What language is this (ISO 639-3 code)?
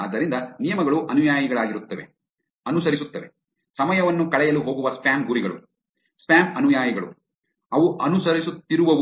kan